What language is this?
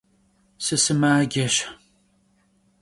Kabardian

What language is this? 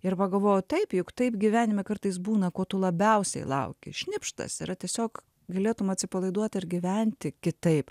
Lithuanian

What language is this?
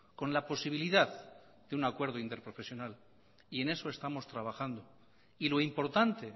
Spanish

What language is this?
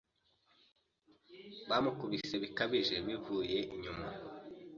Kinyarwanda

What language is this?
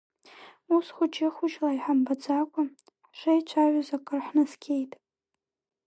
Abkhazian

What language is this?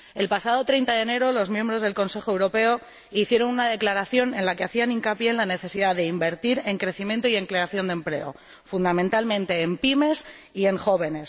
Spanish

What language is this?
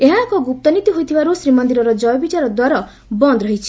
Odia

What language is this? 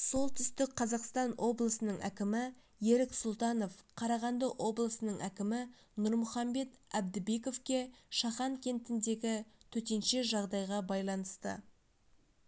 Kazakh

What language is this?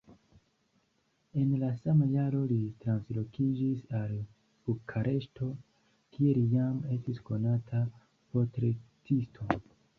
Esperanto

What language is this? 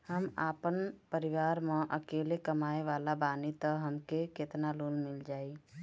Bhojpuri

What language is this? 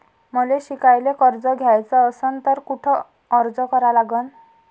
Marathi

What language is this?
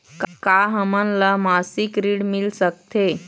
Chhattisgarhi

